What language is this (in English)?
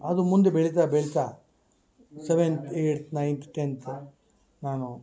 Kannada